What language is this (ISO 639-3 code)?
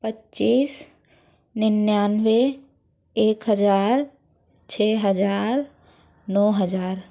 hin